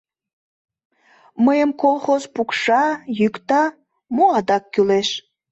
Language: Mari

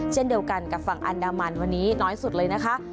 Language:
Thai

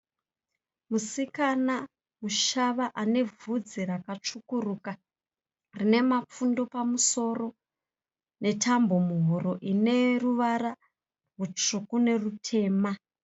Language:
Shona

